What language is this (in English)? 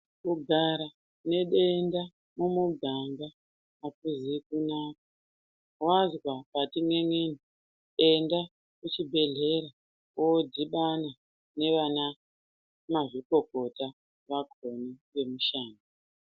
Ndau